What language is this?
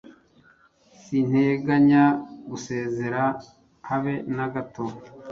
Kinyarwanda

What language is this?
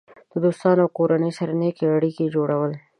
Pashto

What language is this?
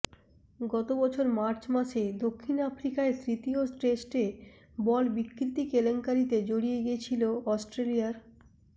Bangla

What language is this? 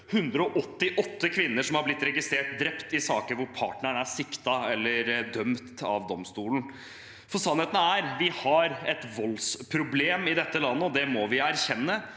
Norwegian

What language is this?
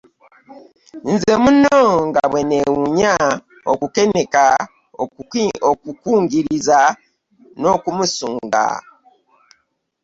Ganda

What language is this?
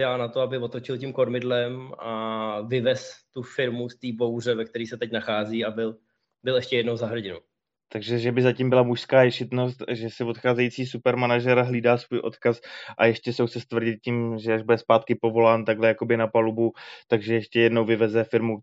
Czech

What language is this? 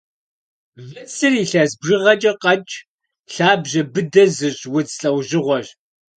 Kabardian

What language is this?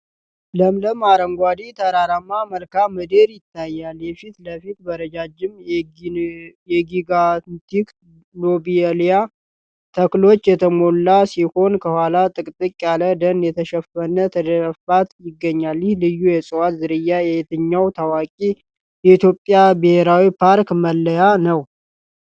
Amharic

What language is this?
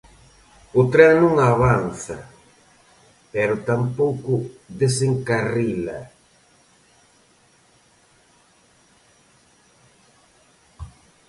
Galician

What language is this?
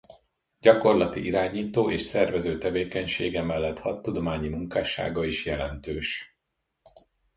Hungarian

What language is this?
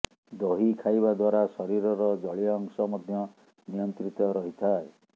Odia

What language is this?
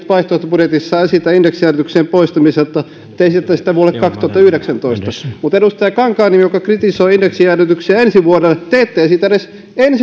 Finnish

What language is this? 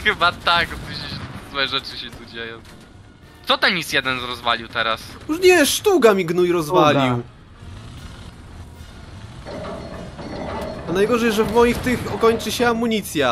Polish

